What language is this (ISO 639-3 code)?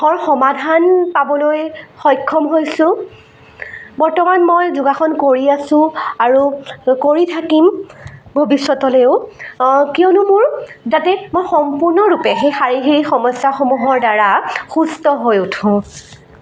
asm